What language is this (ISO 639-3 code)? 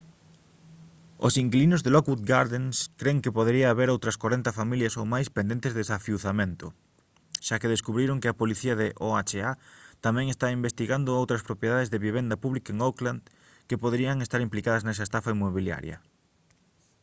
glg